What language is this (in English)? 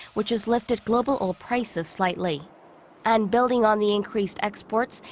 English